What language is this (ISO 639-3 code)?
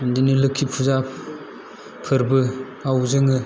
brx